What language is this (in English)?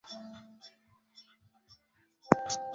Swahili